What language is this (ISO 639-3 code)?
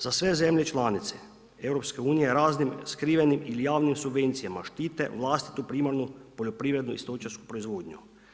hrv